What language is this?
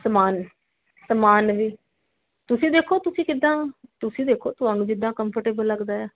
Punjabi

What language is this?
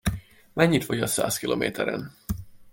Hungarian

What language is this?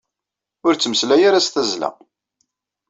Kabyle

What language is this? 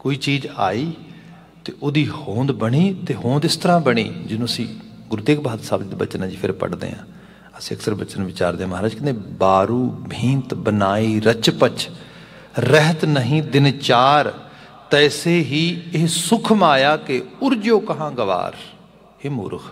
Hindi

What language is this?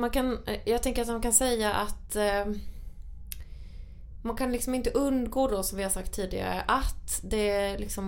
Swedish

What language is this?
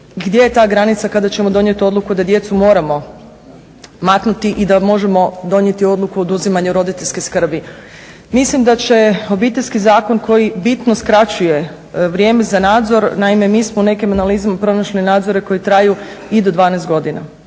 Croatian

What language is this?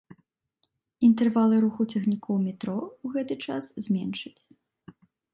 Belarusian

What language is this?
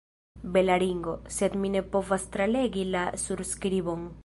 Esperanto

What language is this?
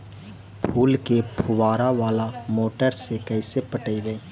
Magahi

